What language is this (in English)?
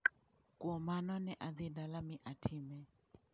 Luo (Kenya and Tanzania)